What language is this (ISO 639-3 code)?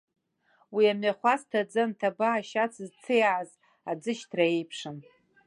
abk